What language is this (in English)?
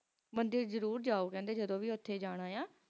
Punjabi